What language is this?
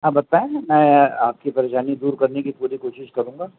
Urdu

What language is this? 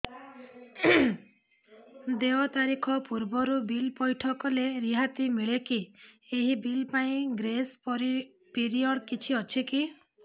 Odia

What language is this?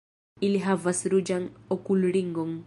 Esperanto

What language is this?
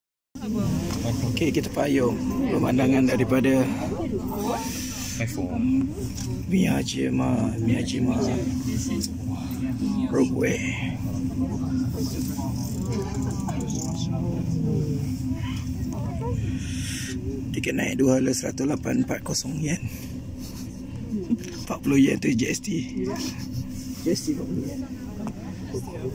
Malay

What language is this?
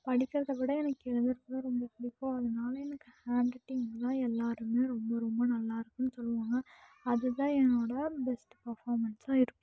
Tamil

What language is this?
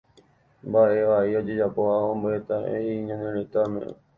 Guarani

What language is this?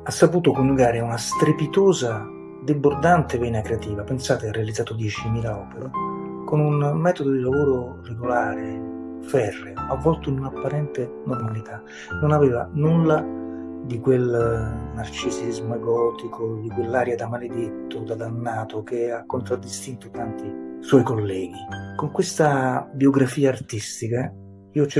Italian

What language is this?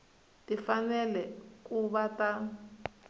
Tsonga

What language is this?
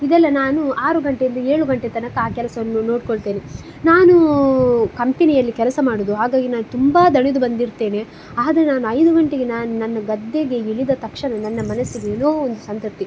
Kannada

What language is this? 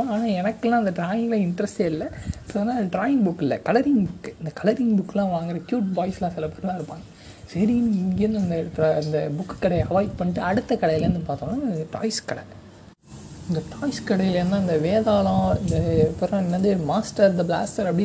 Tamil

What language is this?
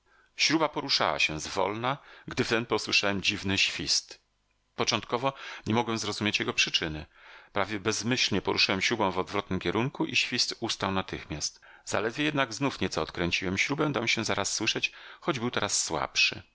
Polish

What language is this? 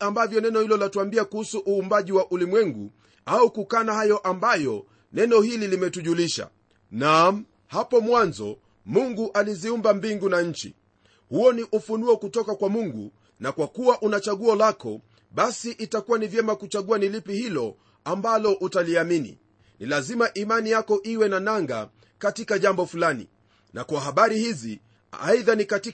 Swahili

